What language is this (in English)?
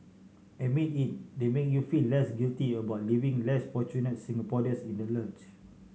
English